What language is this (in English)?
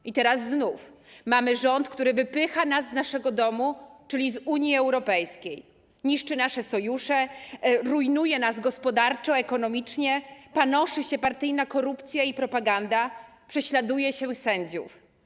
Polish